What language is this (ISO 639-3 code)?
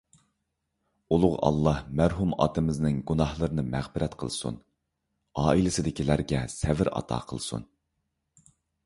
uig